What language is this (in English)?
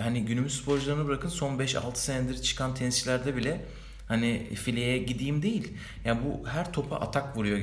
Turkish